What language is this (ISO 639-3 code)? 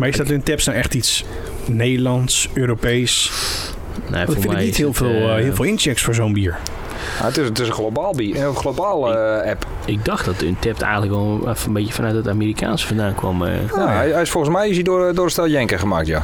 nld